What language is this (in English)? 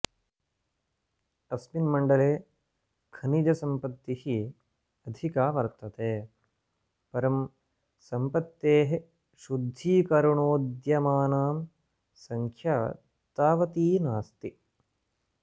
Sanskrit